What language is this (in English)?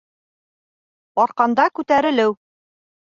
Bashkir